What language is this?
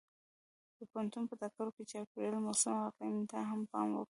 Pashto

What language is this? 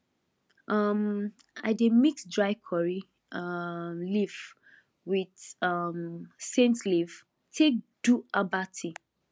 Nigerian Pidgin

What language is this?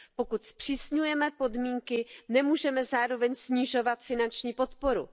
Czech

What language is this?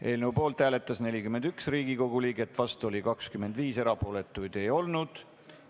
Estonian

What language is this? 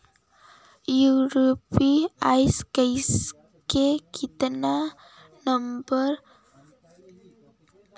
Chhattisgarhi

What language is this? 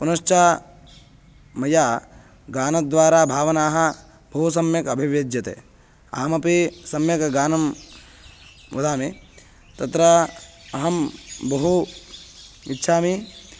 Sanskrit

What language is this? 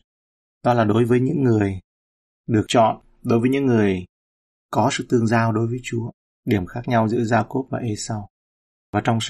Vietnamese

